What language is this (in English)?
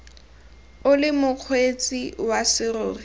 Tswana